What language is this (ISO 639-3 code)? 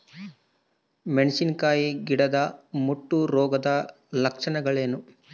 kan